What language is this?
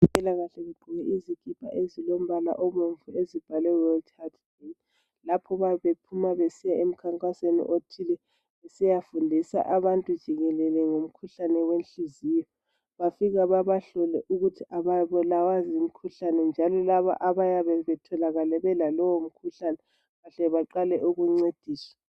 North Ndebele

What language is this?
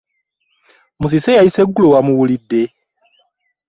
Ganda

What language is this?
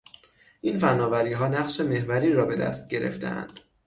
Persian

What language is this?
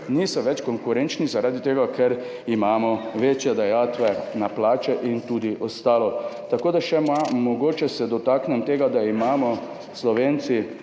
Slovenian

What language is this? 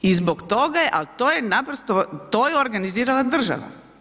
Croatian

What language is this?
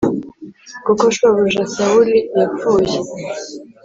Kinyarwanda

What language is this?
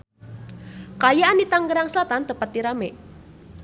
Sundanese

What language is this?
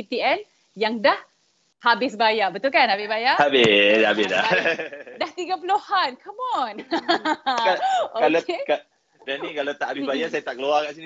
Malay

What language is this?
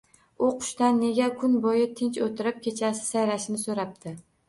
Uzbek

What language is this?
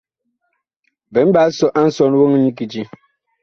Bakoko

